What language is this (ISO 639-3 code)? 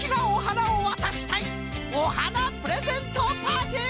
jpn